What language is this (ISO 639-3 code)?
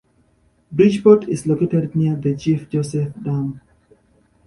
eng